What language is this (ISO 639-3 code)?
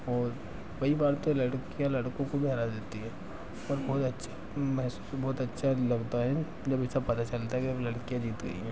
hin